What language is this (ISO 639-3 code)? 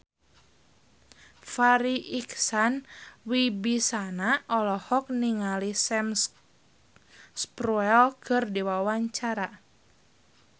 sun